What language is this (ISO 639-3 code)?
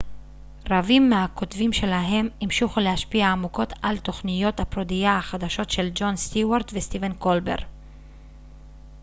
heb